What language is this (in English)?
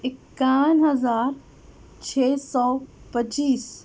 Urdu